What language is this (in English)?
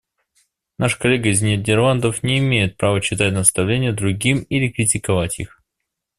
Russian